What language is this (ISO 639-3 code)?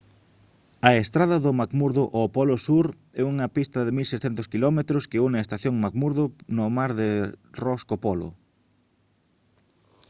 glg